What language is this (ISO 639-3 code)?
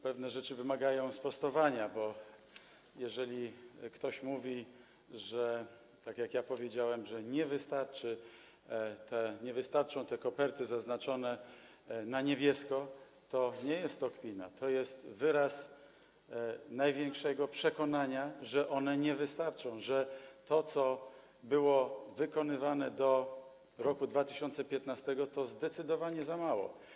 pol